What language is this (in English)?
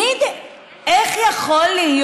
Hebrew